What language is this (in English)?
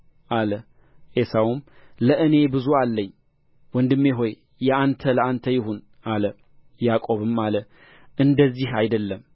Amharic